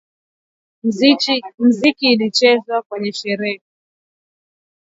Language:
Swahili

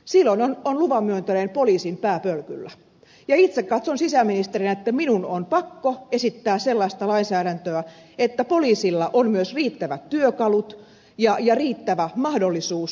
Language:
Finnish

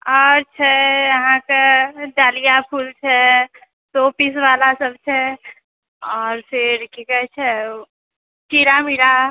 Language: Maithili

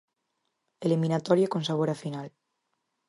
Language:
Galician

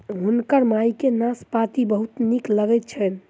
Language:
Maithili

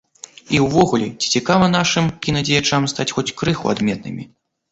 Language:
Belarusian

